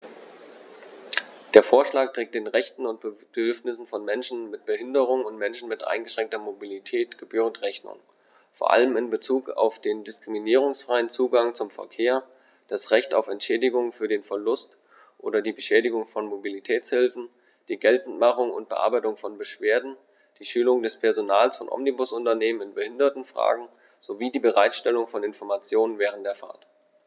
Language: German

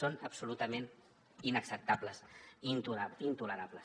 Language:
Catalan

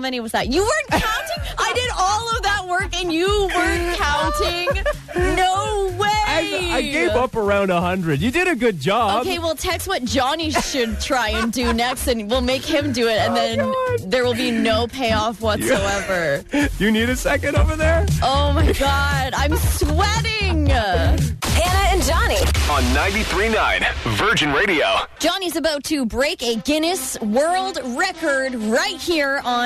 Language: English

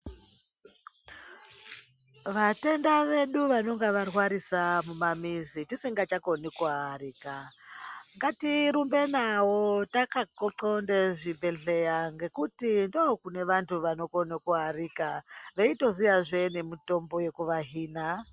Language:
Ndau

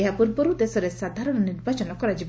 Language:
Odia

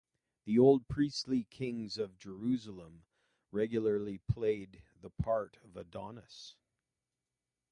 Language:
English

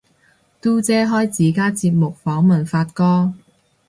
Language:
Cantonese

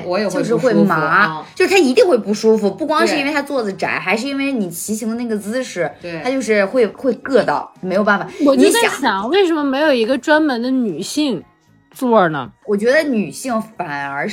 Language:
Chinese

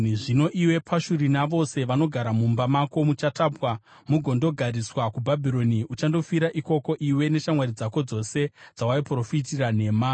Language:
Shona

